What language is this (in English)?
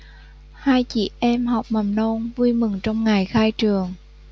Vietnamese